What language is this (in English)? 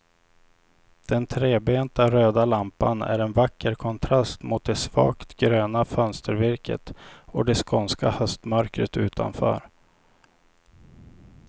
Swedish